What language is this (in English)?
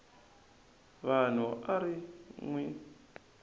Tsonga